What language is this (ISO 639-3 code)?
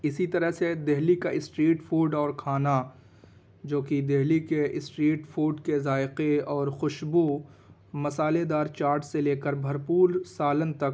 urd